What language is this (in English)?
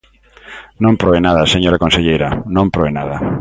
Galician